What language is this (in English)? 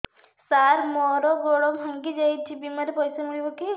Odia